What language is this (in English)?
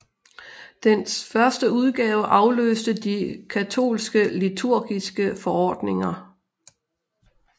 Danish